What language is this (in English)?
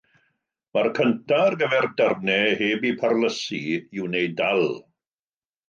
Welsh